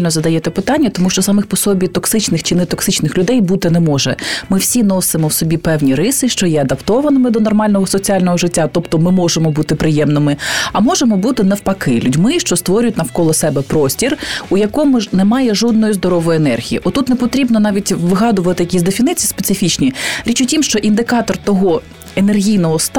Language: Ukrainian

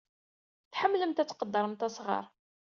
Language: Kabyle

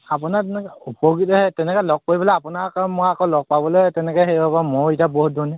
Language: Assamese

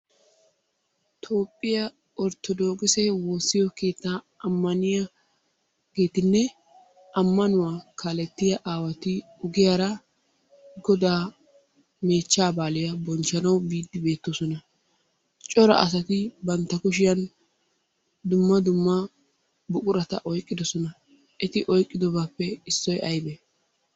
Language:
Wolaytta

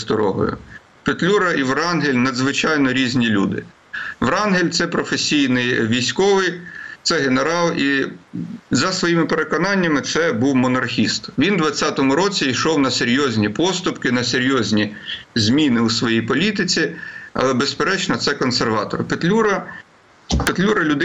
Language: Ukrainian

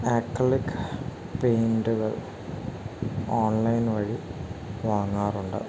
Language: Malayalam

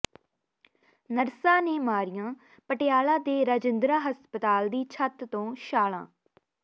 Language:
Punjabi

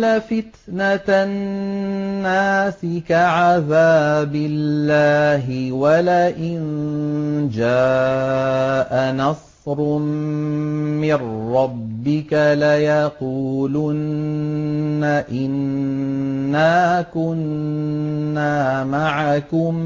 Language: Arabic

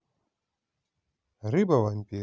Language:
Russian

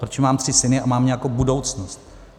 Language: Czech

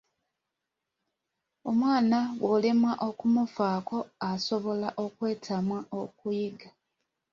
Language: Ganda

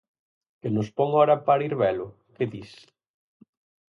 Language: Galician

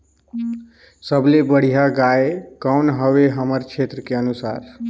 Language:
Chhattisgarhi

